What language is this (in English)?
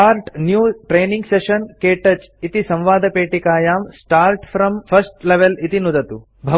Sanskrit